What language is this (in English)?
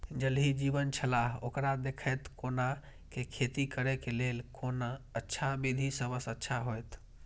Maithili